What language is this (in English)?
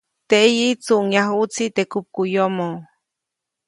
Copainalá Zoque